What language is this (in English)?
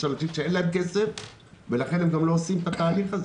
Hebrew